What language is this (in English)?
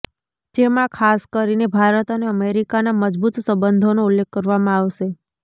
Gujarati